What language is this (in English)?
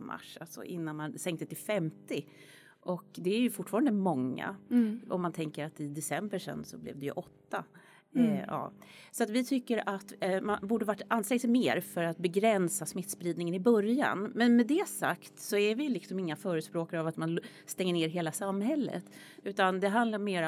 Swedish